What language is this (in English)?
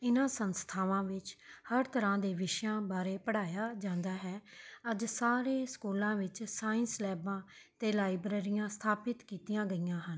Punjabi